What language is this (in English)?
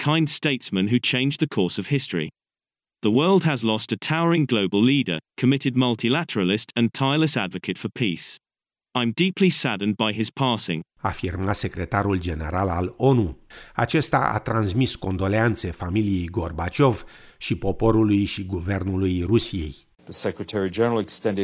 Romanian